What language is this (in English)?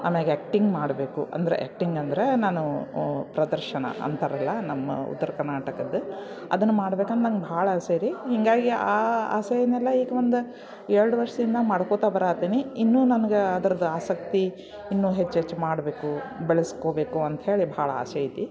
Kannada